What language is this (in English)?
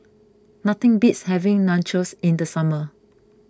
English